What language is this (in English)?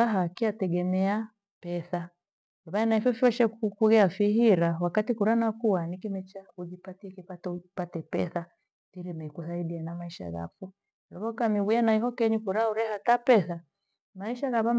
Gweno